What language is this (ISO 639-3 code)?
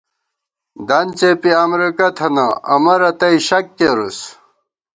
gwt